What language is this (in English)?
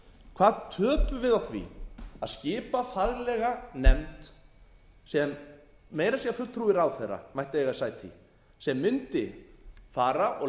Icelandic